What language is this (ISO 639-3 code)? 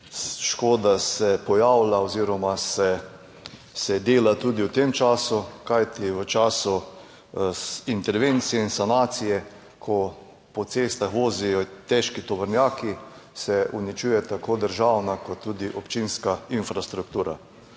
slv